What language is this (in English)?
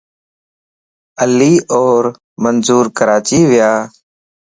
Lasi